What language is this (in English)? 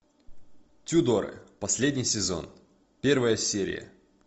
Russian